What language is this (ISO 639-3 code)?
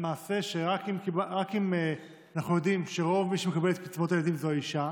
heb